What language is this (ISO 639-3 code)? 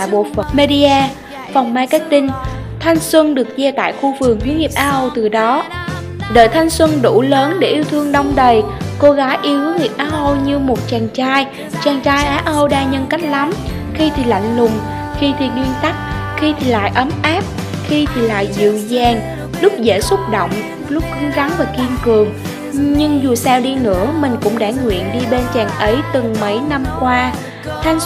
vie